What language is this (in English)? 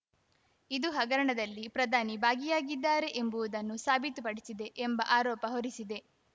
Kannada